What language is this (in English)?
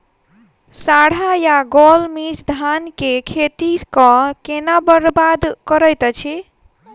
Maithili